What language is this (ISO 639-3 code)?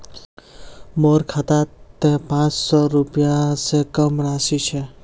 mag